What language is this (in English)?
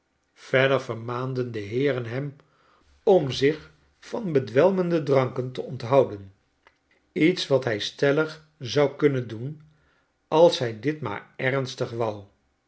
Dutch